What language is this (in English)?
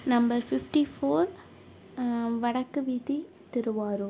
Tamil